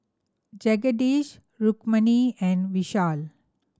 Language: English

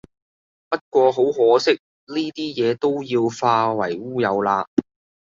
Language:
Cantonese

